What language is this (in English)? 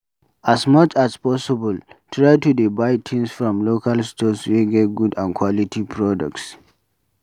Nigerian Pidgin